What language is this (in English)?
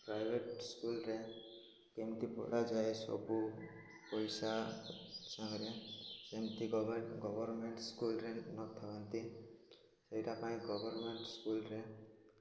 Odia